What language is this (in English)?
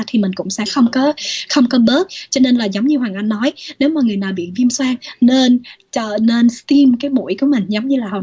Vietnamese